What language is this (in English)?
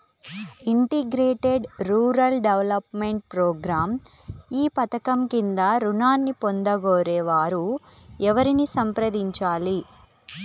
Telugu